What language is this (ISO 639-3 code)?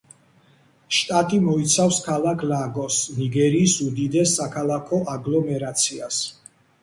kat